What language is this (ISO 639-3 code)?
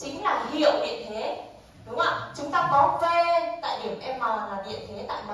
vie